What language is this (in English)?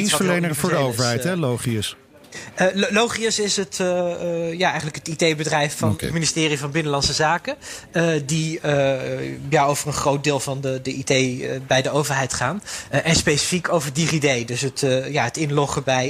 Dutch